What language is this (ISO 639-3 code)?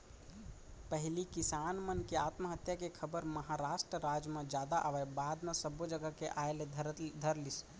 hne